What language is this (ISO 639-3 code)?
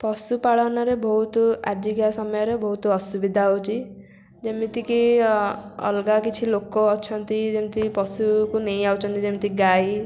ori